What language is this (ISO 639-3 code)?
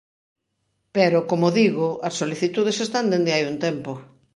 glg